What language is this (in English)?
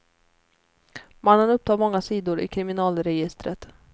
Swedish